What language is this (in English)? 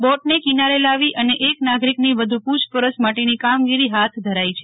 Gujarati